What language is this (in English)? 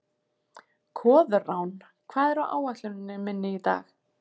Icelandic